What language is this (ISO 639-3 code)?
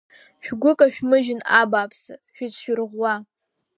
abk